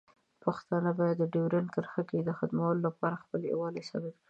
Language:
Pashto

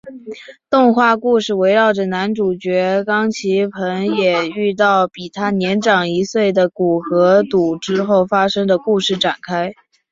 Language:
Chinese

